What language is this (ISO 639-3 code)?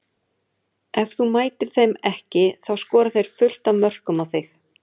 isl